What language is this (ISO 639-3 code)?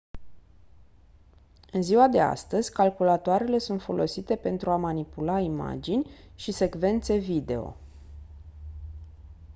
ron